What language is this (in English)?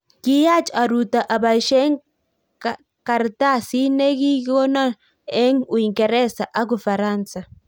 Kalenjin